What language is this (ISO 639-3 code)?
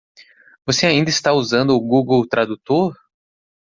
por